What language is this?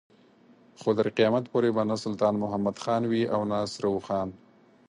Pashto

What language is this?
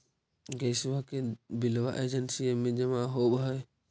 Magahi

